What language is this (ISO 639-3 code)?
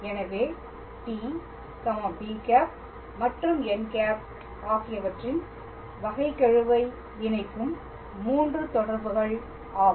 tam